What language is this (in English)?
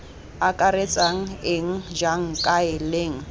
Tswana